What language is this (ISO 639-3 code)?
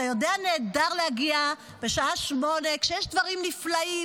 heb